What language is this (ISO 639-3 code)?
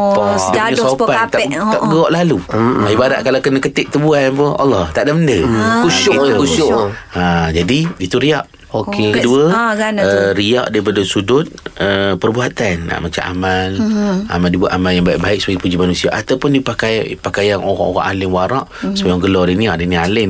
msa